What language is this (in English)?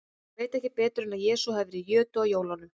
Icelandic